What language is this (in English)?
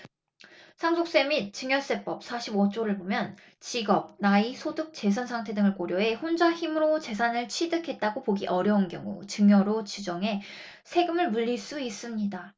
Korean